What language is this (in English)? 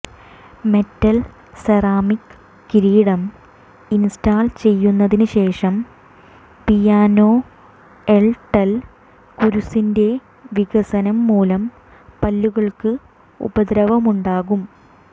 Malayalam